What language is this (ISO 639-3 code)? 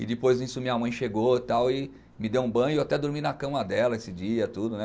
por